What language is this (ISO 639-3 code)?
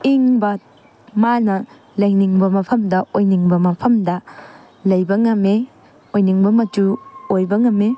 mni